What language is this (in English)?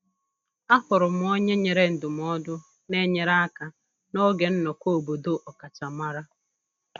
Igbo